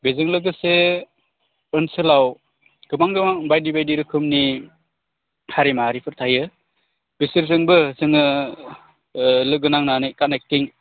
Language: Bodo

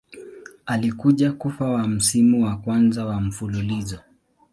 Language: Swahili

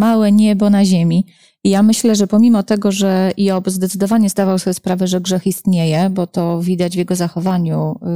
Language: Polish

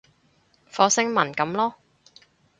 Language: Cantonese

